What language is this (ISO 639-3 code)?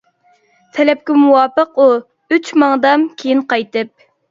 uig